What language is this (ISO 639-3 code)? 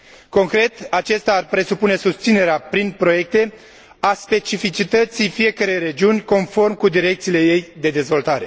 ron